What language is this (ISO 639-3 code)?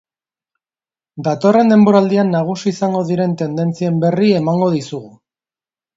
eus